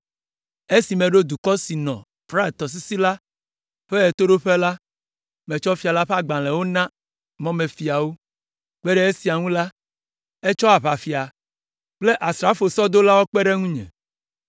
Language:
Ewe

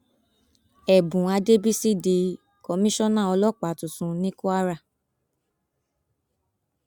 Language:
Yoruba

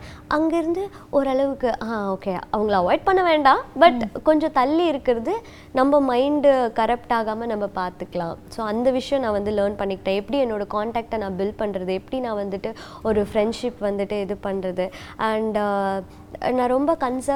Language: Tamil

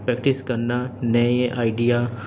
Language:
Urdu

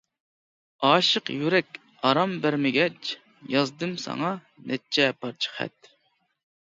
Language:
Uyghur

